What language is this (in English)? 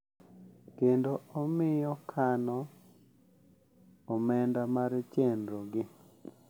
Luo (Kenya and Tanzania)